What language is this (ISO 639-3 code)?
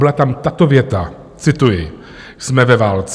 ces